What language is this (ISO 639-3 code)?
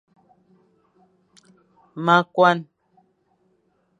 fan